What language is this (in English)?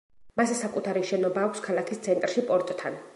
Georgian